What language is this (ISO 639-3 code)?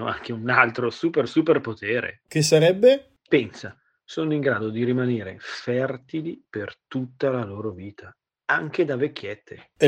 ita